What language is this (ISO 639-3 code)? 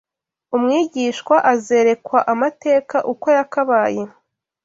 kin